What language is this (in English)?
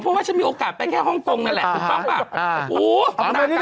Thai